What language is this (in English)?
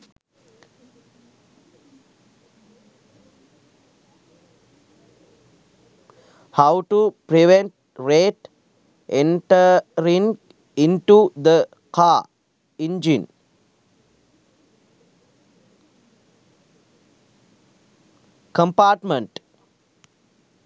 Sinhala